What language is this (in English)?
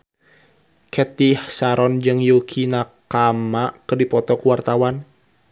Sundanese